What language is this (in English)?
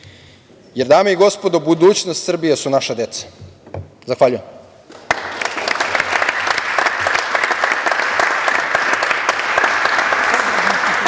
Serbian